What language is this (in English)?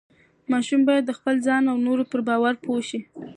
Pashto